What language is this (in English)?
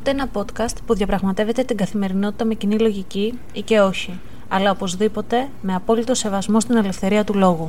Greek